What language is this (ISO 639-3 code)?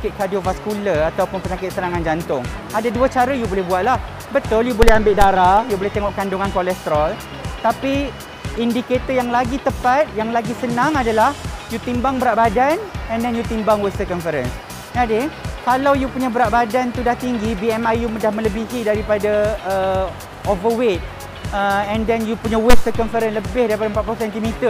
msa